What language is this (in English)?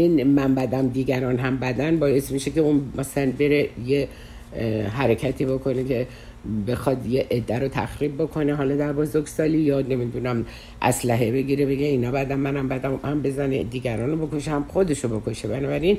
Persian